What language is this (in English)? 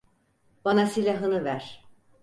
Turkish